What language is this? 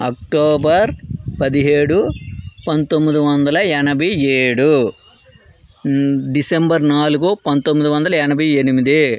Telugu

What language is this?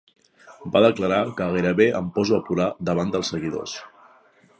Catalan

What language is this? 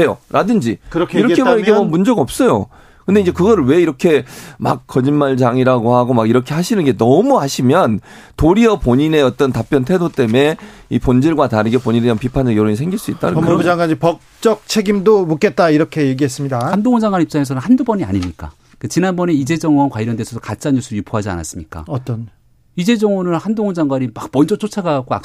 Korean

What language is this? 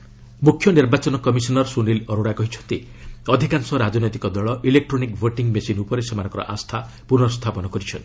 Odia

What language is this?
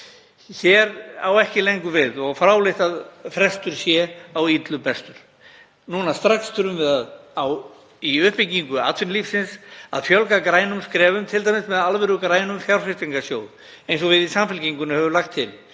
Icelandic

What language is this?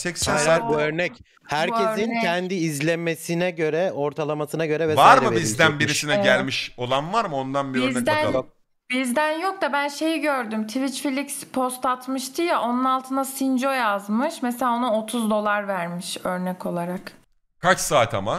Turkish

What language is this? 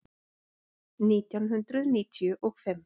Icelandic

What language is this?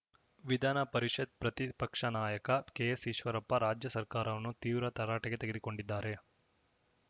Kannada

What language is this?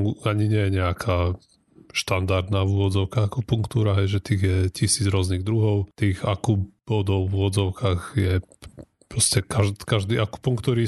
Slovak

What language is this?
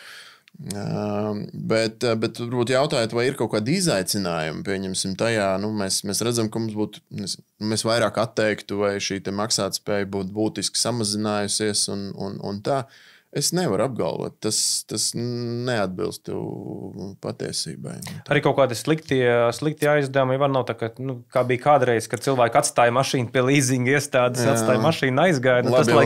Latvian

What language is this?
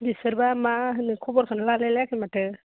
Bodo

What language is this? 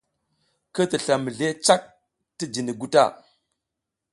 South Giziga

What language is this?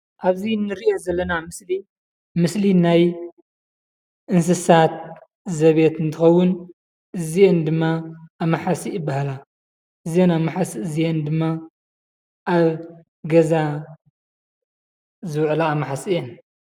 Tigrinya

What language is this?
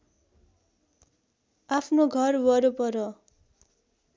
Nepali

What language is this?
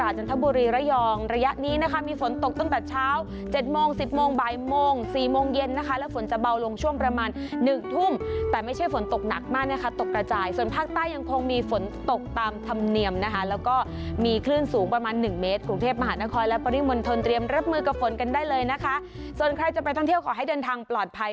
Thai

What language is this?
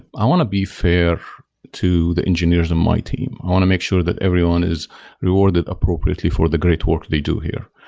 English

